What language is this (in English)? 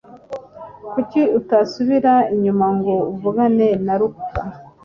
Kinyarwanda